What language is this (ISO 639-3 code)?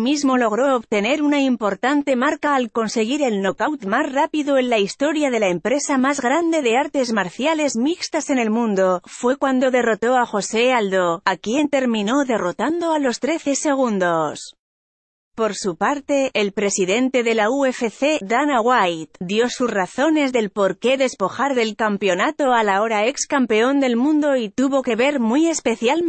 spa